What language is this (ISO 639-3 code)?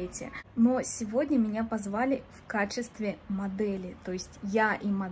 rus